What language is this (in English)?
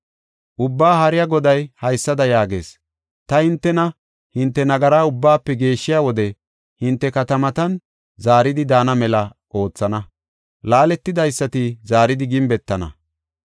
Gofa